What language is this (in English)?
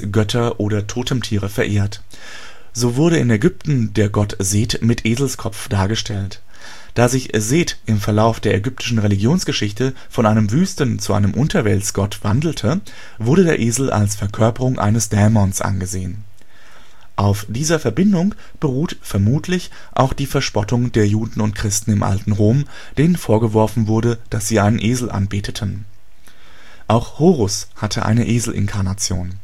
German